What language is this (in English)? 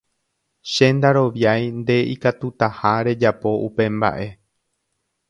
Guarani